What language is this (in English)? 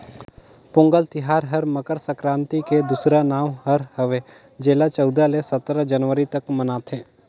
Chhattisgarhi